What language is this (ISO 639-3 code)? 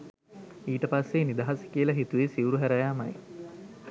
sin